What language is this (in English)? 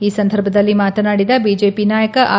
Kannada